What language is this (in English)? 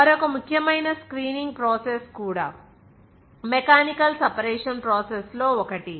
Telugu